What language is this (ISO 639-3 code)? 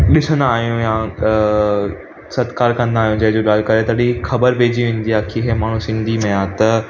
snd